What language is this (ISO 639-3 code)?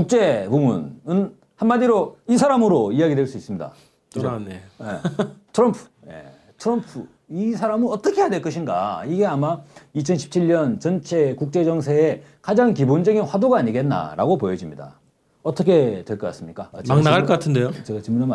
kor